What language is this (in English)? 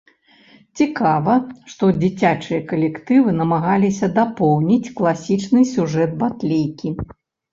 Belarusian